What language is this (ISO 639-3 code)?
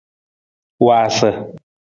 nmz